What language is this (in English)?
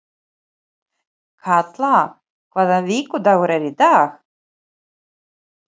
Icelandic